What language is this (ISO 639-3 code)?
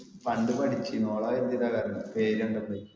mal